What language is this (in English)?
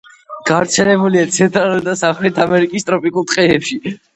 Georgian